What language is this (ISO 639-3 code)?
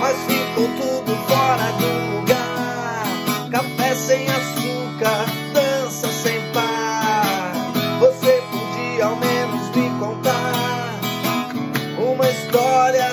por